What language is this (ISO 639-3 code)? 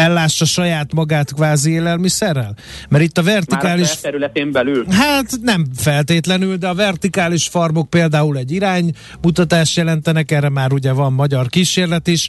hun